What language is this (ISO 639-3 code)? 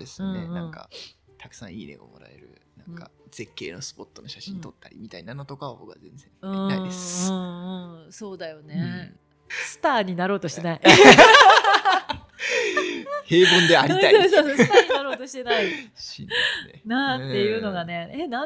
jpn